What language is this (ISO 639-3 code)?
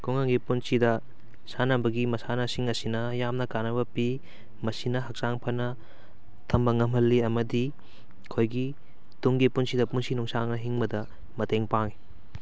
mni